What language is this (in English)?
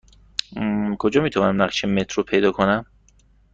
Persian